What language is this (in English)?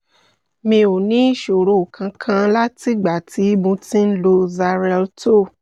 Yoruba